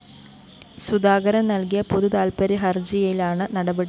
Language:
Malayalam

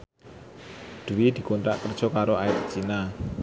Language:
Javanese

